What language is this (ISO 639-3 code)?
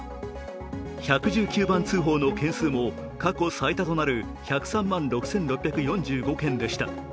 jpn